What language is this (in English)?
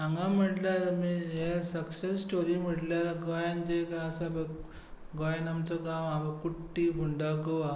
Konkani